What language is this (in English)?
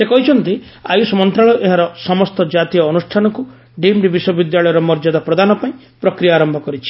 Odia